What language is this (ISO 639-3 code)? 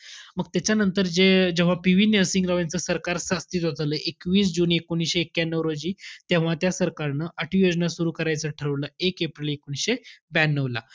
mar